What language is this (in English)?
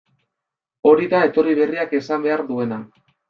Basque